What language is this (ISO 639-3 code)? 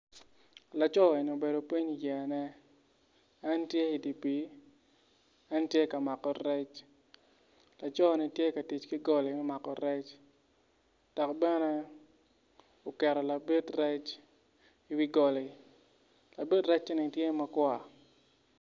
ach